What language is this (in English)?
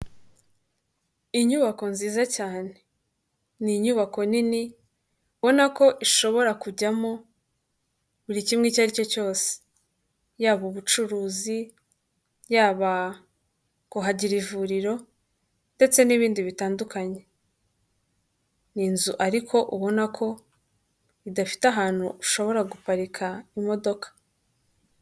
Kinyarwanda